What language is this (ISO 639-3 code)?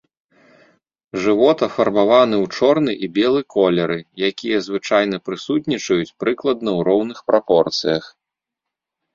bel